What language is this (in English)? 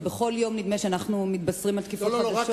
Hebrew